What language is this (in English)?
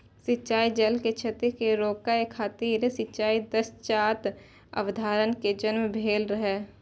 Maithili